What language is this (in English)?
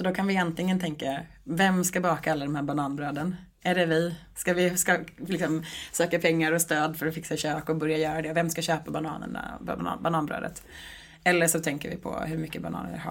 Swedish